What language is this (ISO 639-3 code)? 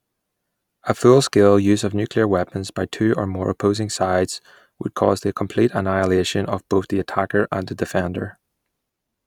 eng